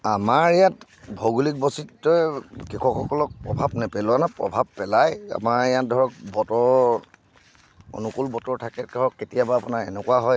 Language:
Assamese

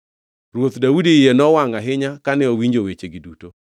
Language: Luo (Kenya and Tanzania)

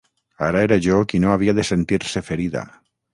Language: Catalan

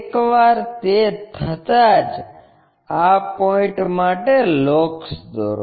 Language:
Gujarati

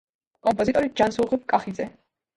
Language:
Georgian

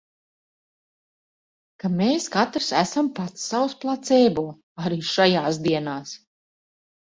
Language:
Latvian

